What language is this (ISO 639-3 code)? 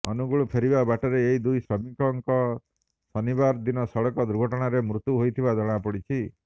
ori